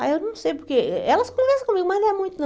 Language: Portuguese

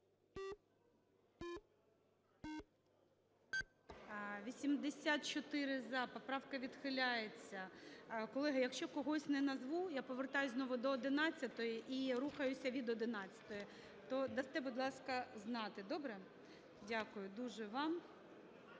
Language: Ukrainian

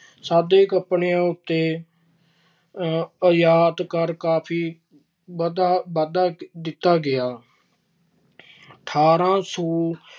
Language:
Punjabi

